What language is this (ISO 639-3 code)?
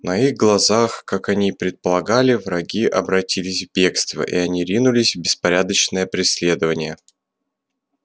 rus